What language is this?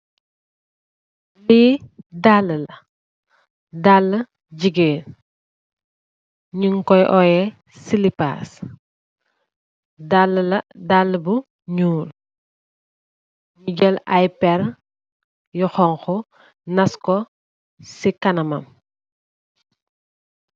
Wolof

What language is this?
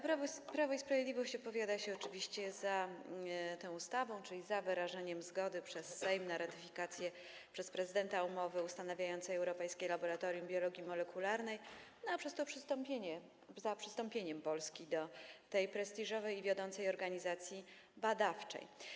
Polish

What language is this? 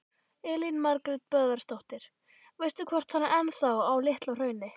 Icelandic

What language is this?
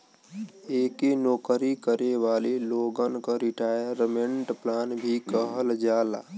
Bhojpuri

